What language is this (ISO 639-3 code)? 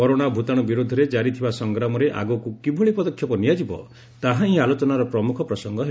ori